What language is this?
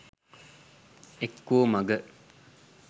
Sinhala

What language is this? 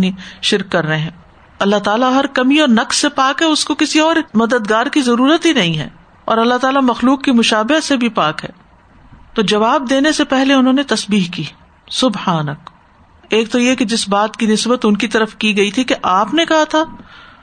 Urdu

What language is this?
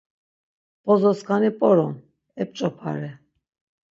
Laz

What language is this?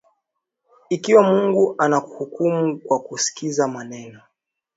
Swahili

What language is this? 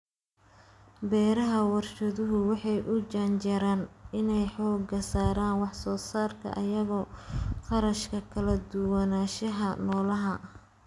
Somali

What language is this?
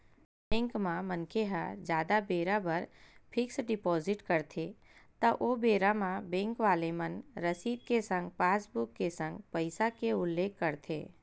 Chhattisgarhi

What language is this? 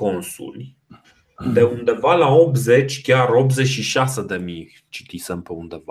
Romanian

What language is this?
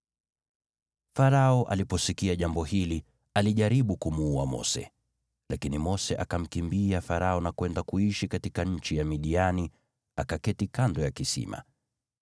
Swahili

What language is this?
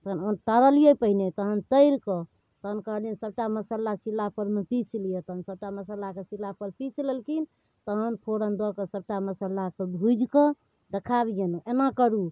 Maithili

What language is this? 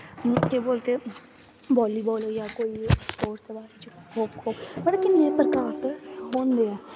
Dogri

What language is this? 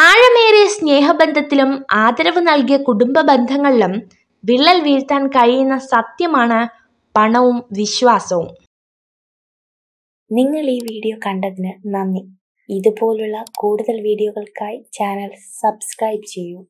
Malayalam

